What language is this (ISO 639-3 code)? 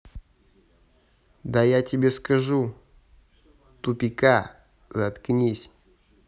rus